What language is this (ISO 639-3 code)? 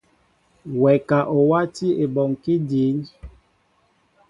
mbo